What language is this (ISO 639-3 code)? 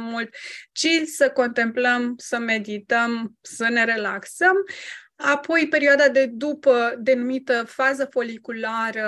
ron